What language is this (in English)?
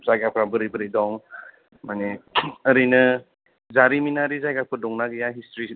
Bodo